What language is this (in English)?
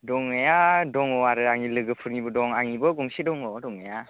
Bodo